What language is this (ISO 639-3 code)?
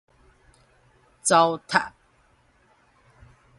nan